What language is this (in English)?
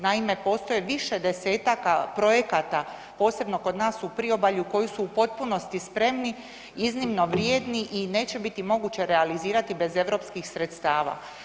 Croatian